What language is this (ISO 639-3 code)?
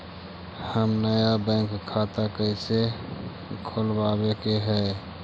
mag